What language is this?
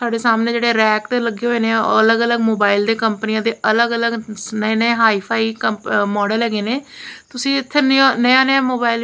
Punjabi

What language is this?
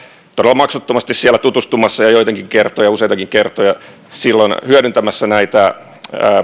Finnish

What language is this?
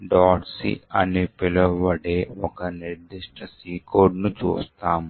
Telugu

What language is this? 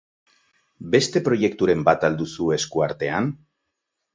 Basque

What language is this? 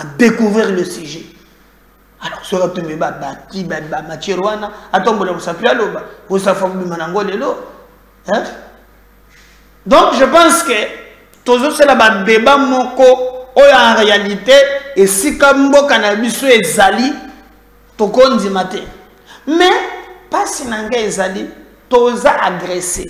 French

